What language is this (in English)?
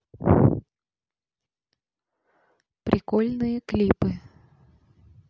Russian